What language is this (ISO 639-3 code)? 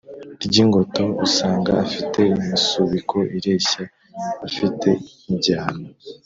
kin